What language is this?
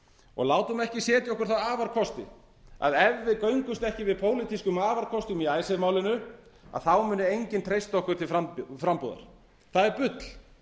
Icelandic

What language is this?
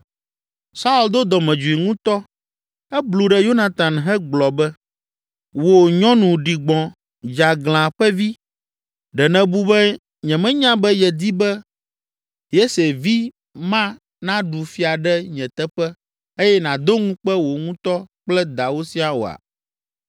Ewe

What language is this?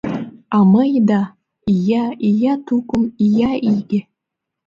Mari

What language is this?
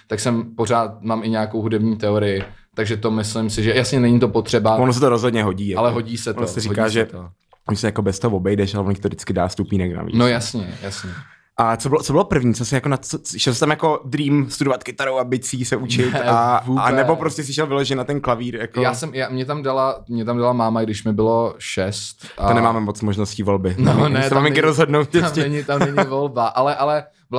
Czech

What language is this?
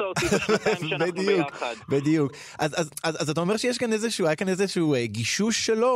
Hebrew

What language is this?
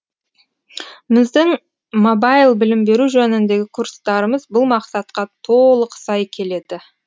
Kazakh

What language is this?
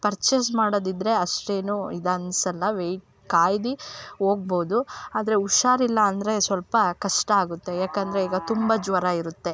Kannada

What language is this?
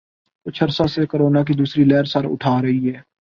Urdu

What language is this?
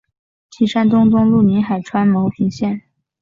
Chinese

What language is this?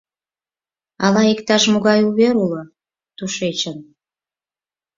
Mari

